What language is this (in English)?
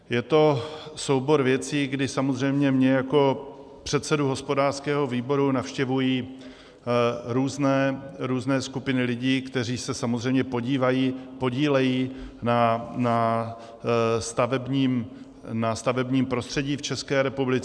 Czech